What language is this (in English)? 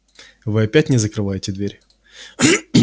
Russian